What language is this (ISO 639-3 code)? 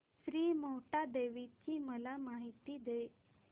mar